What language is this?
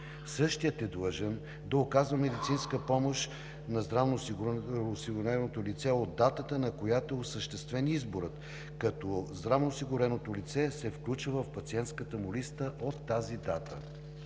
Bulgarian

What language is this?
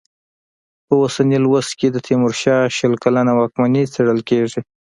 Pashto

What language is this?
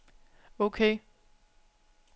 Danish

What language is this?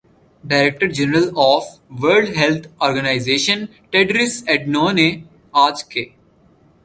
Urdu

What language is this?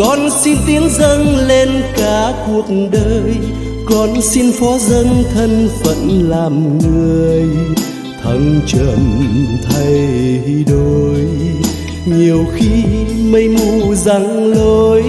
Vietnamese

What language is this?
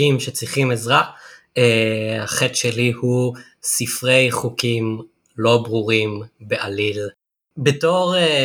Hebrew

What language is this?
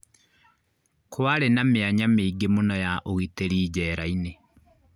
Kikuyu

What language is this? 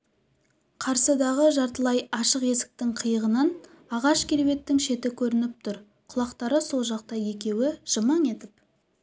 Kazakh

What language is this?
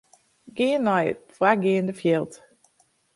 Western Frisian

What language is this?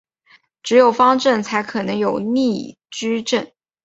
Chinese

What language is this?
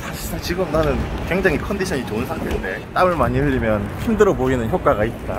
Korean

